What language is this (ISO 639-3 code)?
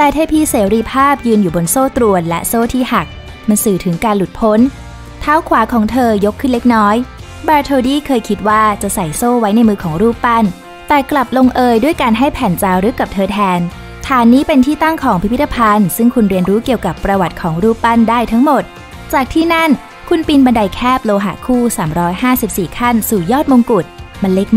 tha